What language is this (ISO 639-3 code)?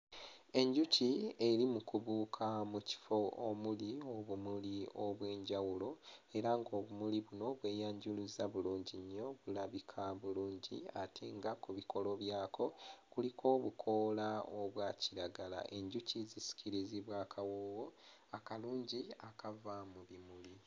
lug